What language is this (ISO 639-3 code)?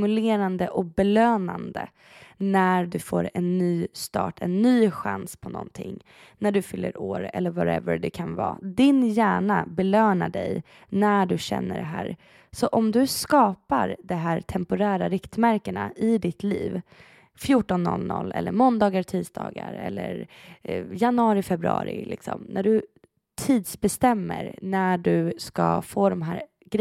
swe